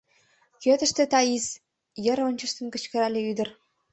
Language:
Mari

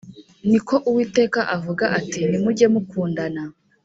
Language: Kinyarwanda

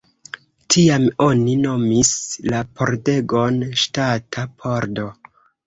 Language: Esperanto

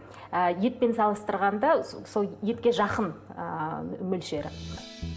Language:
Kazakh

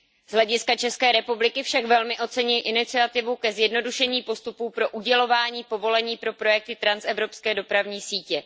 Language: Czech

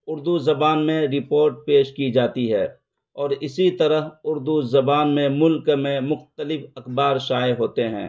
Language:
Urdu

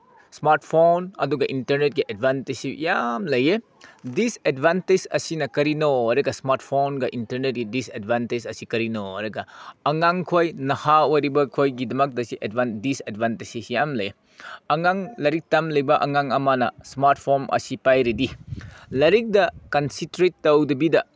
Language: Manipuri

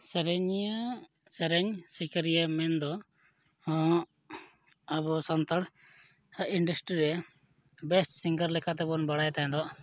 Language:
Santali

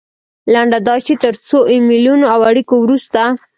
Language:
Pashto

